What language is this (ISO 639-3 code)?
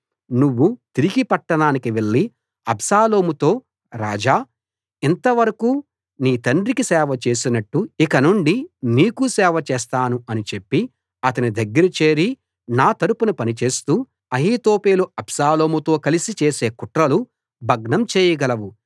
tel